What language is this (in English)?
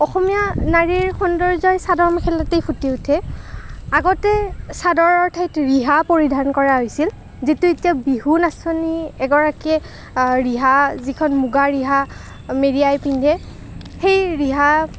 Assamese